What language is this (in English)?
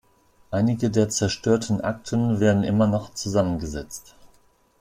German